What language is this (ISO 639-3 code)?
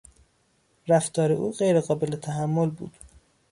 fas